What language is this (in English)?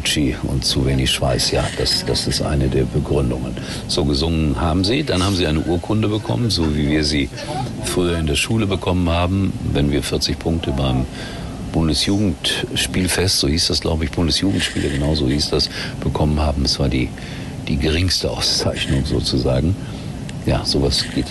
German